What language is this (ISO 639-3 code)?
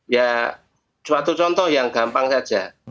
ind